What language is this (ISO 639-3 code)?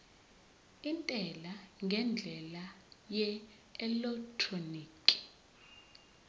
zul